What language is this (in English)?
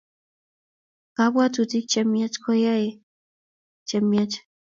Kalenjin